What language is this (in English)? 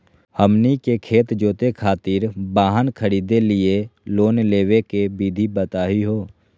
Magahi